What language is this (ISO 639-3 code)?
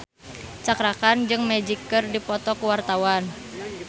sun